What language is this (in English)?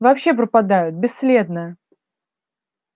Russian